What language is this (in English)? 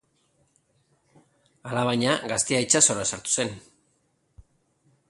Basque